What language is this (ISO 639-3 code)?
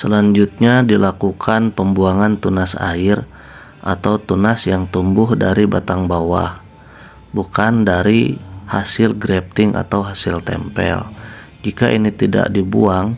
ind